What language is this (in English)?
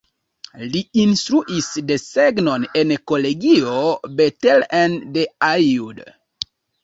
Esperanto